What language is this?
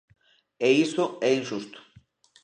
Galician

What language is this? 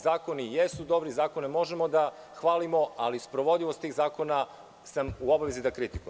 Serbian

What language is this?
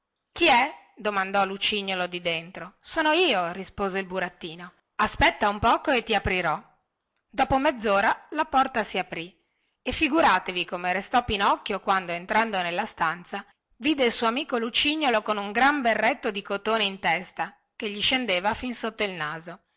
Italian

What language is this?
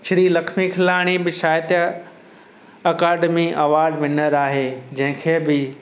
Sindhi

